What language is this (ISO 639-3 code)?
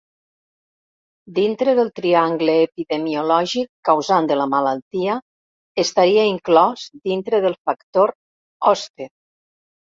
cat